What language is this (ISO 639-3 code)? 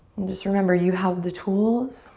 eng